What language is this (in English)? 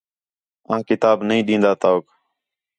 Khetrani